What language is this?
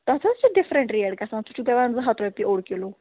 Kashmiri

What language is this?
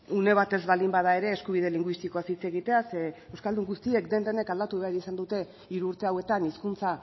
Basque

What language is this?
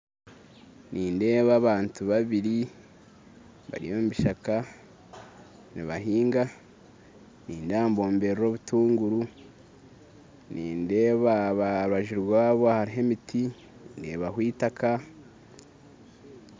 Nyankole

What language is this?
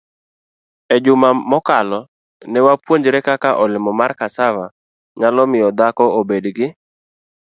Luo (Kenya and Tanzania)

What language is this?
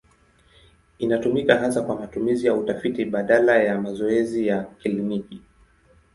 Swahili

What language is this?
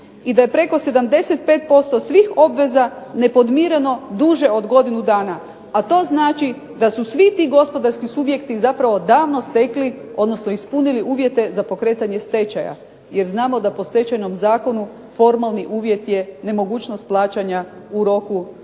Croatian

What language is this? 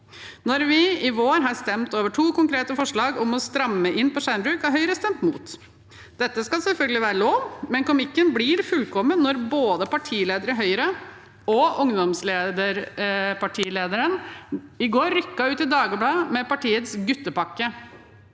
Norwegian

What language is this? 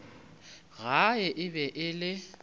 Northern Sotho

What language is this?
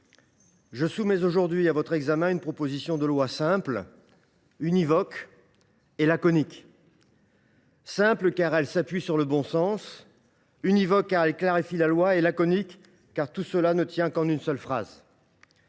French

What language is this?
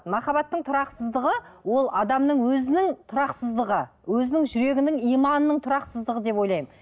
Kazakh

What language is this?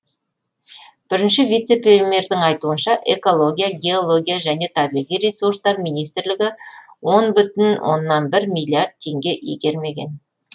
Kazakh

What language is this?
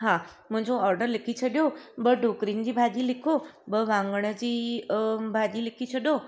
Sindhi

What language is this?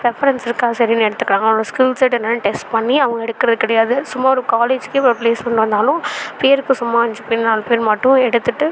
Tamil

